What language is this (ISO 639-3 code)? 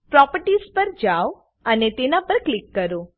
guj